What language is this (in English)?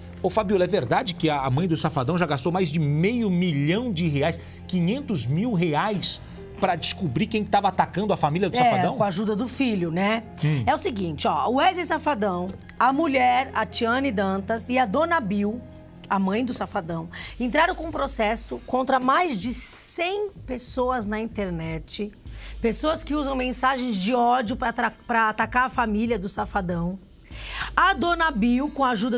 Portuguese